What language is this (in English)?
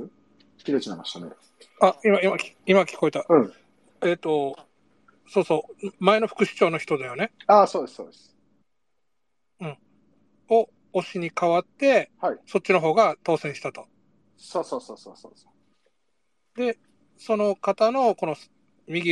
Japanese